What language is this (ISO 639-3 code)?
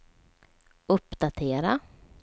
swe